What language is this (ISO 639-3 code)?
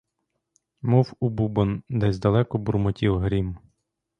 ukr